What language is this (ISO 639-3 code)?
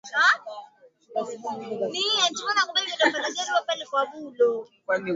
swa